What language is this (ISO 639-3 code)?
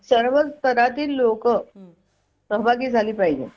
mar